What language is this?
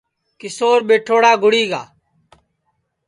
Sansi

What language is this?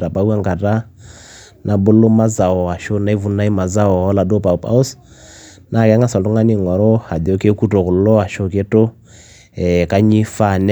Masai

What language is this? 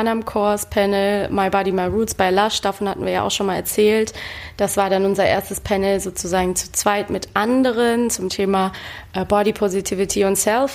German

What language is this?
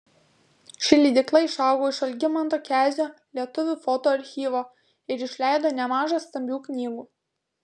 Lithuanian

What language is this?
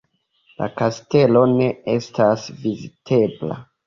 Esperanto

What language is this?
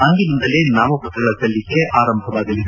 Kannada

